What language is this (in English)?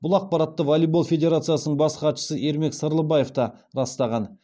Kazakh